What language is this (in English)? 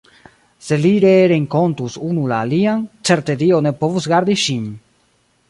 Esperanto